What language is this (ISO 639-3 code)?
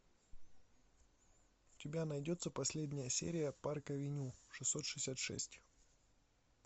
rus